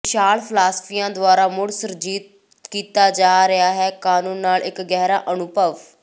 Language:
Punjabi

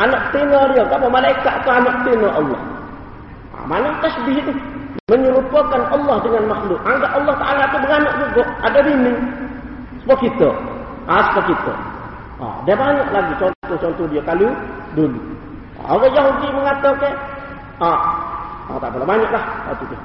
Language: Malay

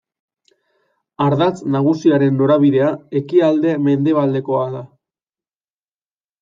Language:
Basque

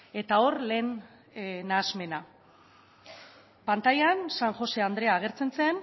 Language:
Basque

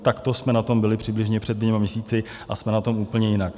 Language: Czech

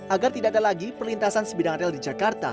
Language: Indonesian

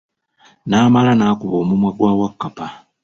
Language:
Ganda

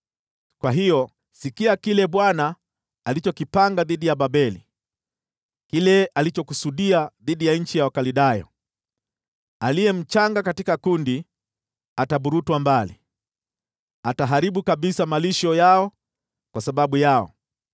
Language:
Swahili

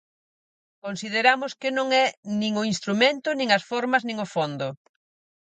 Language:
Galician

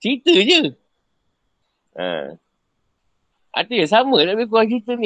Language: Malay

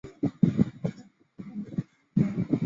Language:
Chinese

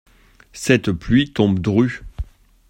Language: French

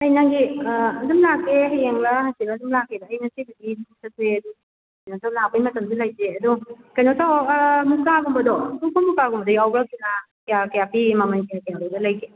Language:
Manipuri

